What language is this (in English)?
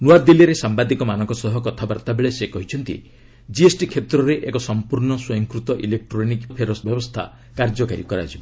Odia